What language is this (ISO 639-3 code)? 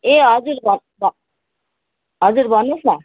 nep